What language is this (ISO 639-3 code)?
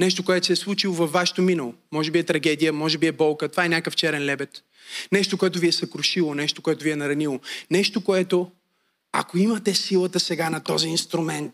bul